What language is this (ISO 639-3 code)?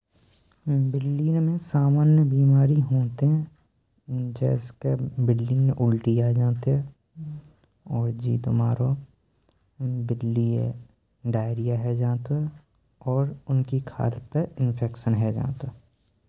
bra